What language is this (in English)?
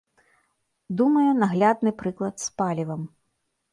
Belarusian